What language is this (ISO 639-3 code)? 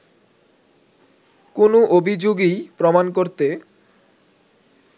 ben